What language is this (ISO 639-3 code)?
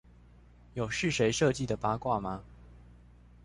zho